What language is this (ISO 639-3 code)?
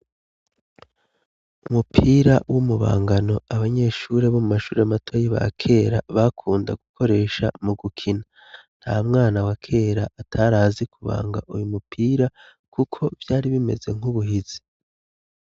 run